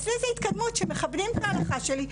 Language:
Hebrew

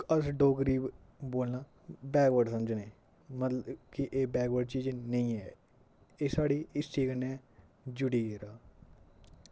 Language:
Dogri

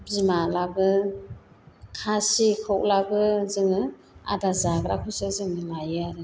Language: Bodo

